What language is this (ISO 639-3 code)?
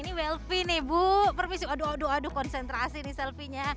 ind